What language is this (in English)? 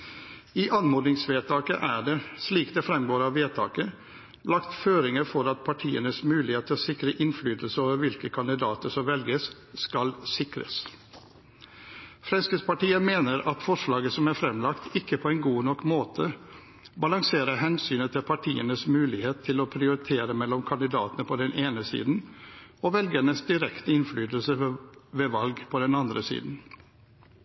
Norwegian Bokmål